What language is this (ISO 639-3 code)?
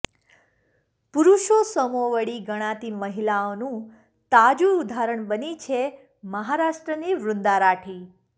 guj